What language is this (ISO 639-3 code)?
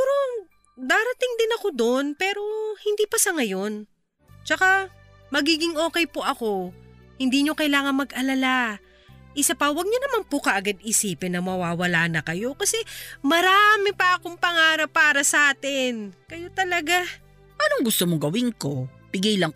fil